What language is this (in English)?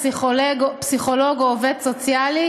Hebrew